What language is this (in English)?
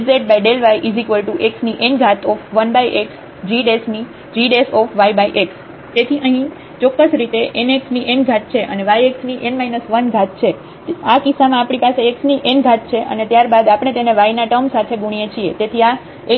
Gujarati